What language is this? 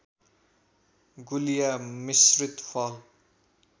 Nepali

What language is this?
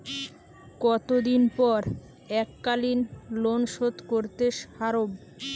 Bangla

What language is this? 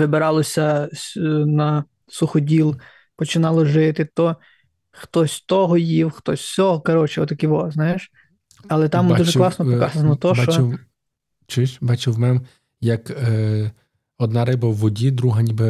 Ukrainian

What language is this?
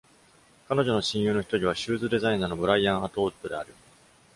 Japanese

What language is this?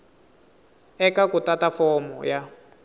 Tsonga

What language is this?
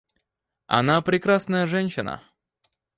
Russian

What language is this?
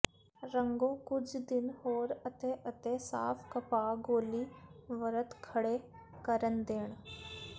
Punjabi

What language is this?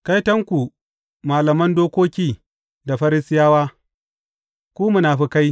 Hausa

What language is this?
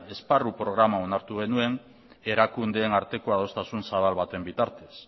Basque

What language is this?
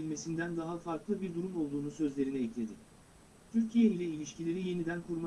Turkish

